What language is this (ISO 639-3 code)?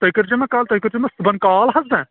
kas